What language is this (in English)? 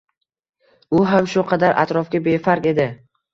Uzbek